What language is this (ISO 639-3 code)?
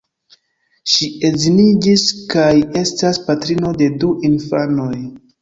epo